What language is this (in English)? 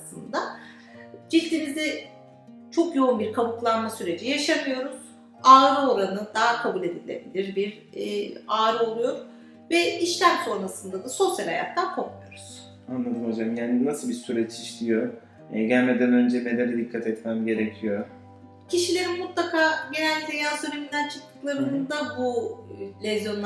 Turkish